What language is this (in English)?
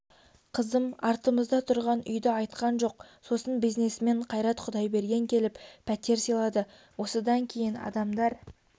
Kazakh